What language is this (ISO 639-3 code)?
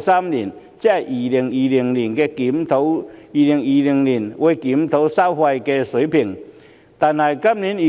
yue